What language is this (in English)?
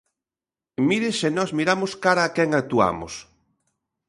Galician